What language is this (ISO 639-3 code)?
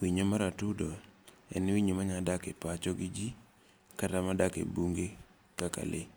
luo